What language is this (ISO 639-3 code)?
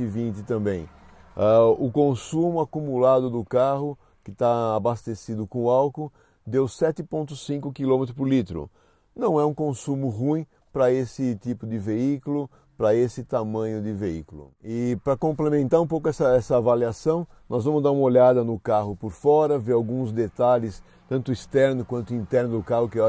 por